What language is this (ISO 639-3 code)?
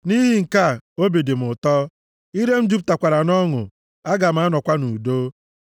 ibo